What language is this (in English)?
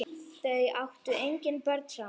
Icelandic